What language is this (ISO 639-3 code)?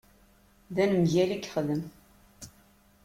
kab